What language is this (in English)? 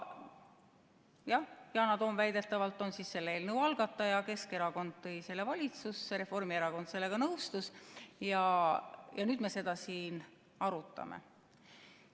Estonian